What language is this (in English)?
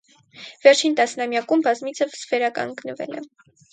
Armenian